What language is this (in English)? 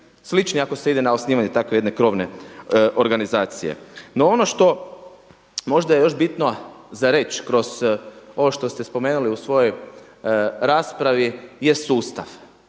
Croatian